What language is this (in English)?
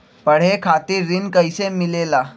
Magahi